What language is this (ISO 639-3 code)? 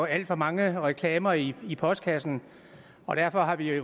dan